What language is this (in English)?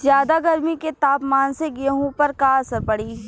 Bhojpuri